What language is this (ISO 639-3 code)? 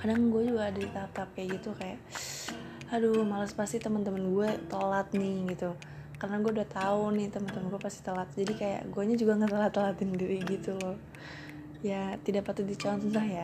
ind